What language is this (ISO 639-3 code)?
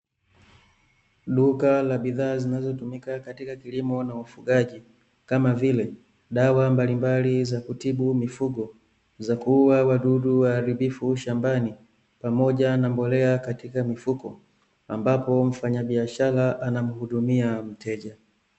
swa